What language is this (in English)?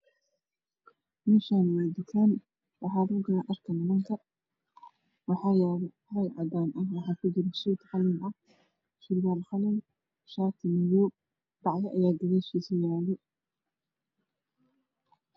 Somali